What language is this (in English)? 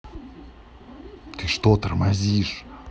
Russian